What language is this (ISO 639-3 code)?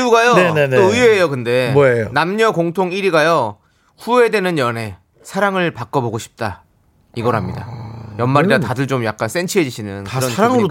kor